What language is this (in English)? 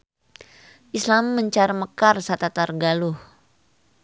Sundanese